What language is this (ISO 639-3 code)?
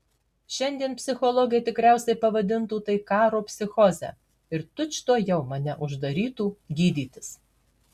lit